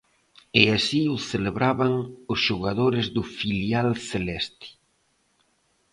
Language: Galician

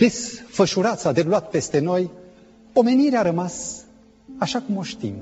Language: Romanian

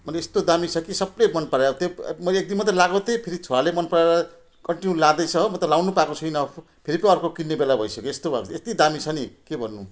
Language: Nepali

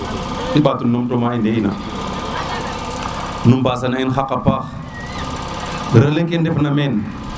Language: Serer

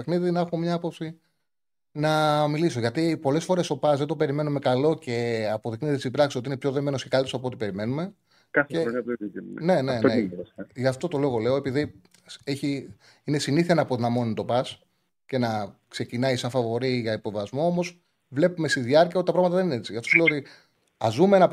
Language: Greek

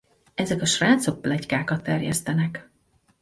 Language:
Hungarian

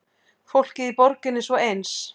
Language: Icelandic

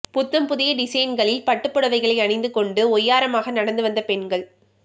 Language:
Tamil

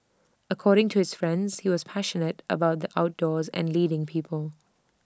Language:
English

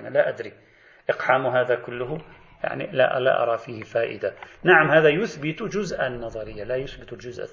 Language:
Arabic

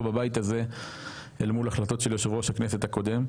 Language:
Hebrew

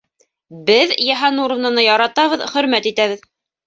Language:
Bashkir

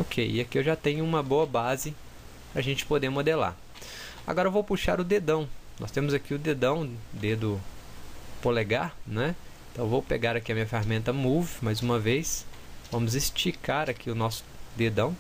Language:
Portuguese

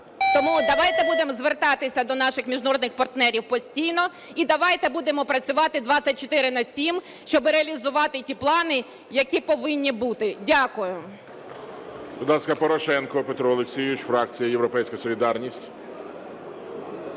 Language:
Ukrainian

